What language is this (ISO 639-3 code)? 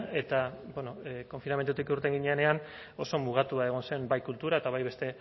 eus